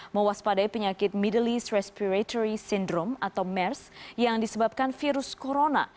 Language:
Indonesian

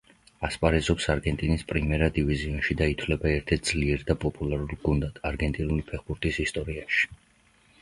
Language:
Georgian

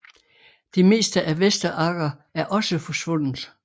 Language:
Danish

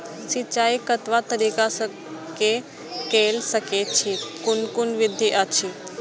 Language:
Maithili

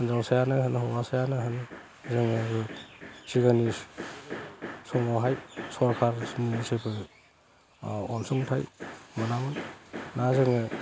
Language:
Bodo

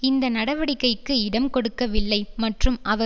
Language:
Tamil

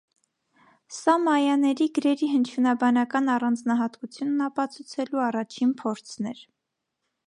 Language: Armenian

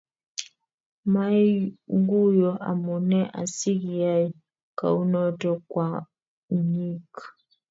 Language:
Kalenjin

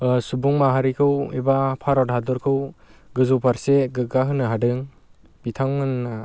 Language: Bodo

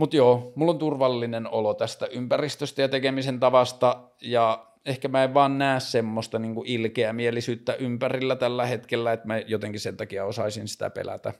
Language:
Finnish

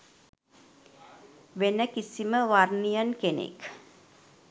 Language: Sinhala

